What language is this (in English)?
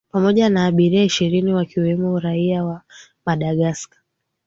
Swahili